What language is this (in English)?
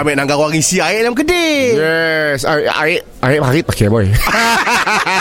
Malay